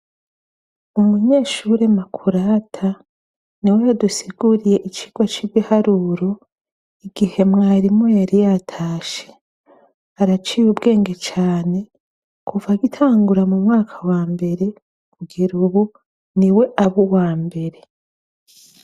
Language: Rundi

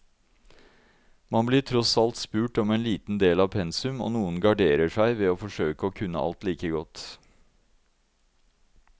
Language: Norwegian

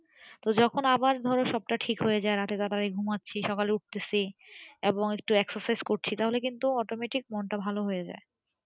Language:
Bangla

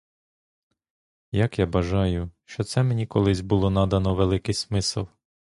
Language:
Ukrainian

